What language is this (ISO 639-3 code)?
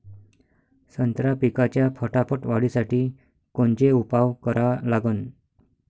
mar